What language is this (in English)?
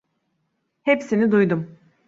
Turkish